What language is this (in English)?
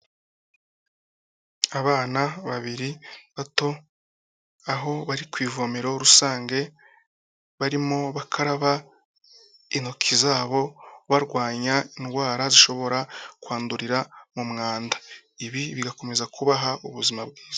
Kinyarwanda